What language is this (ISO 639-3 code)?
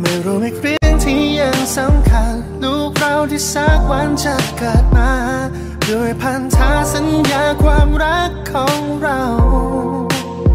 tha